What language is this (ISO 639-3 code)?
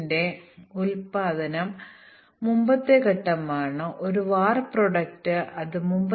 mal